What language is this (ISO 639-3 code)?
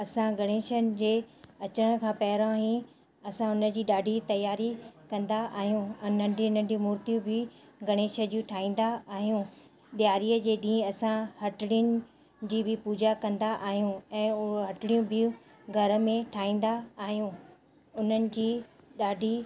snd